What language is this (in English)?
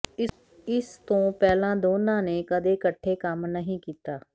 Punjabi